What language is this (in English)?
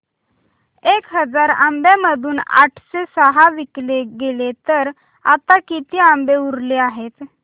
Marathi